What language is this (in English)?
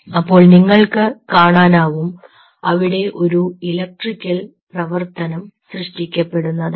Malayalam